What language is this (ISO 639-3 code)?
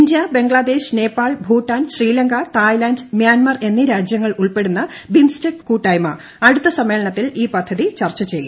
mal